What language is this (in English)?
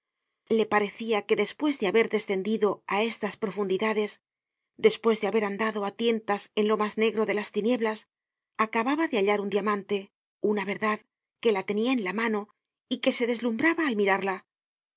Spanish